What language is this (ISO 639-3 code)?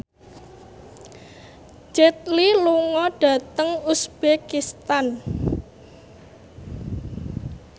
jav